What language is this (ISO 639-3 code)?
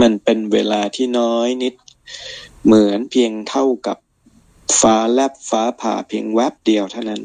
tha